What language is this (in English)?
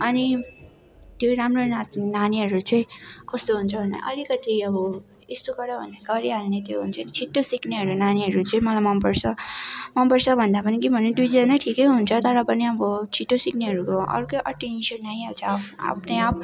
Nepali